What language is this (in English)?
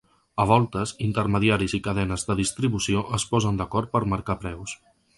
Catalan